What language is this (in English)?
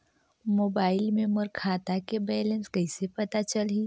Chhattisgarhi